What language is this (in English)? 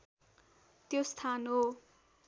Nepali